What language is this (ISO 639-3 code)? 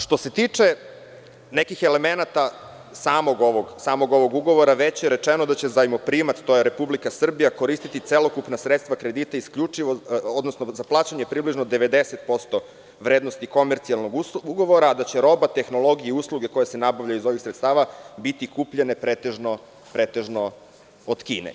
srp